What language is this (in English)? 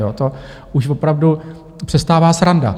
Czech